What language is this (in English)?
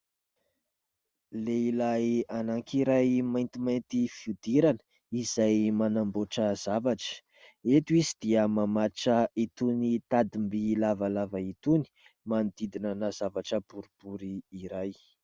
Malagasy